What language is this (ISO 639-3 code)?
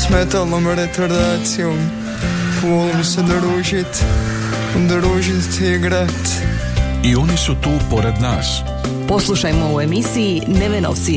hrv